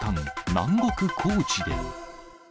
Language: Japanese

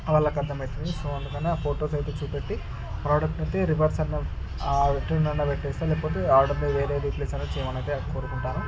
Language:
Telugu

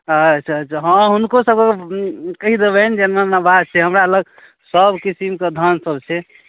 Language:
Maithili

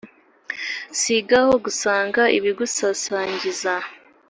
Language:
Kinyarwanda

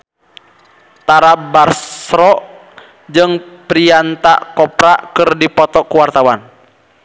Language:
Sundanese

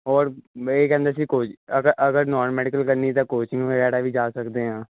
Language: Punjabi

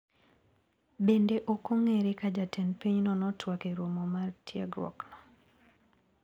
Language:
Luo (Kenya and Tanzania)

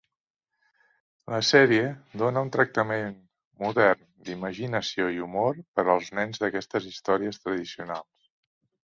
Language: Catalan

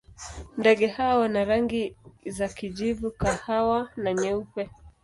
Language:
Swahili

